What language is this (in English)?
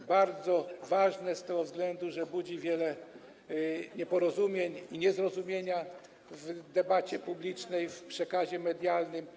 Polish